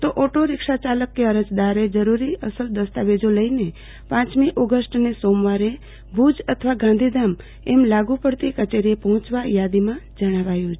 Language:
Gujarati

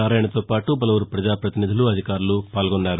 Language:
Telugu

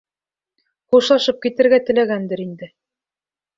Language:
Bashkir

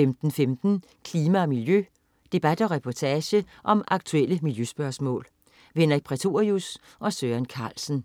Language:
Danish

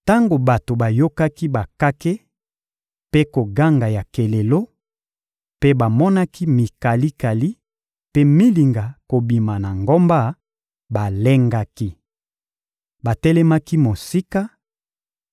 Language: Lingala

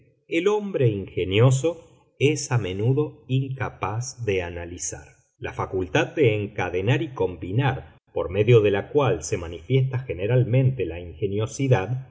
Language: Spanish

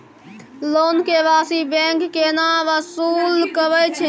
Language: Maithili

